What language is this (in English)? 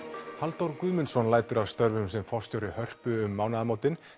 Icelandic